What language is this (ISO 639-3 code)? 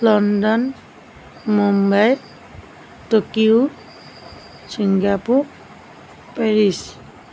asm